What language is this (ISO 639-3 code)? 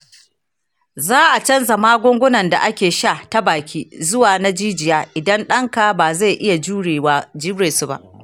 hau